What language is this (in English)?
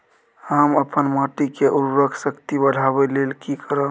Maithili